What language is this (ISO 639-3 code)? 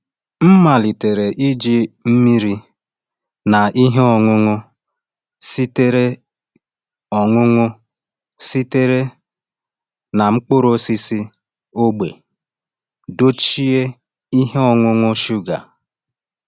ibo